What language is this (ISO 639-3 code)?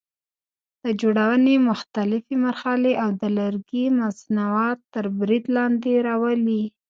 pus